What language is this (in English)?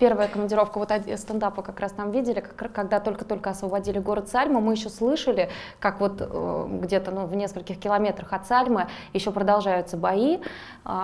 Russian